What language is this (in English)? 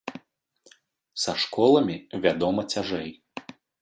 Belarusian